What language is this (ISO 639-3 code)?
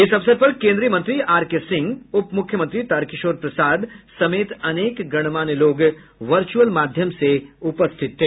hin